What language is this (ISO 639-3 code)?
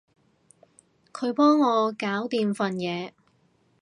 yue